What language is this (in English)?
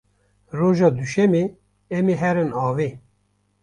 Kurdish